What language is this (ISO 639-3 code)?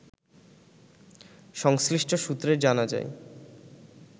ben